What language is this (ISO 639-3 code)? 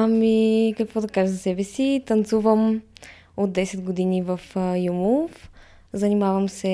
bul